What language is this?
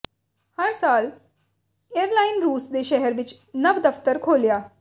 Punjabi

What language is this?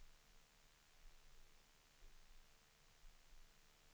Swedish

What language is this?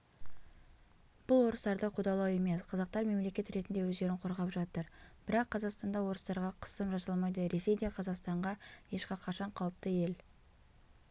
Kazakh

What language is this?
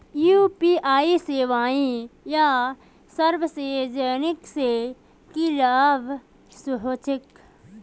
Magahi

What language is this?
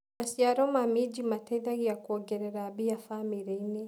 Kikuyu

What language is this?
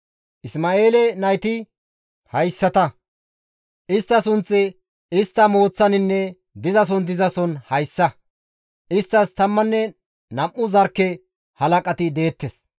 Gamo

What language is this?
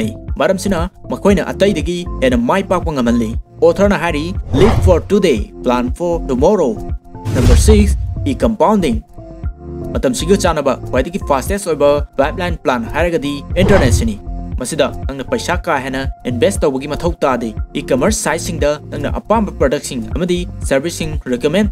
Indonesian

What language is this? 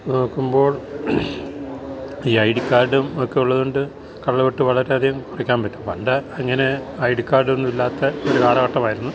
Malayalam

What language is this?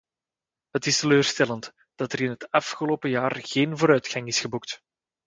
Dutch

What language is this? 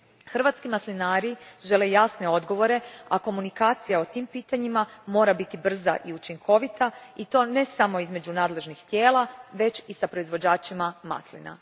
Croatian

